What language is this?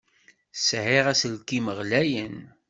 Kabyle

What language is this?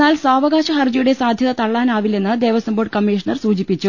Malayalam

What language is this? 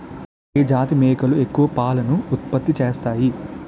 Telugu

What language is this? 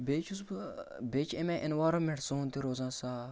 Kashmiri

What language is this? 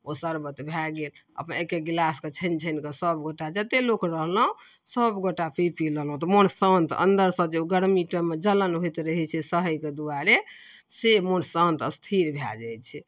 Maithili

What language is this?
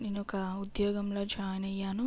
Telugu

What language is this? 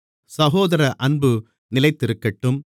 Tamil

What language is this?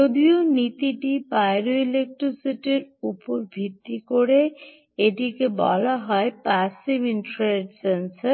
Bangla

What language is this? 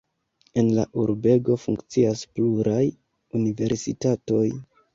Esperanto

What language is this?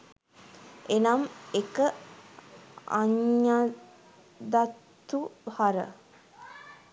Sinhala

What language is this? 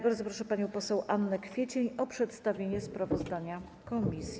Polish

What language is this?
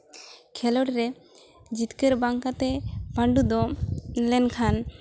Santali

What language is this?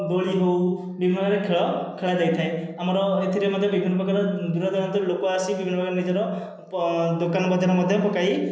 Odia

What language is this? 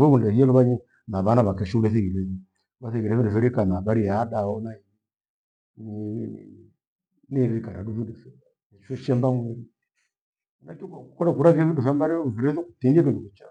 Gweno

